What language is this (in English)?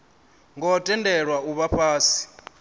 Venda